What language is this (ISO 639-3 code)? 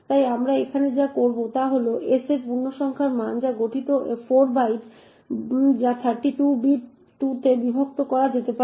ben